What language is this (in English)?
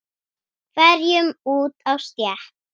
Icelandic